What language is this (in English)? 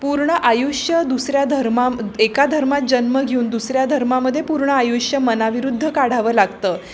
Marathi